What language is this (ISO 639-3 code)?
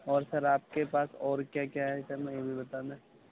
urd